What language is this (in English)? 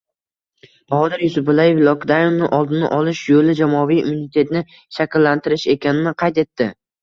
Uzbek